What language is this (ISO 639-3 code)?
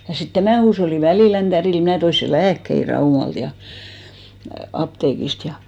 fin